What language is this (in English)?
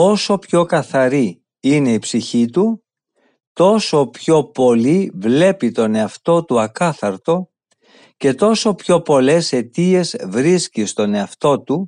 Greek